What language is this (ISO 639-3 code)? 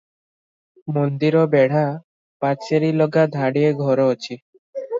ori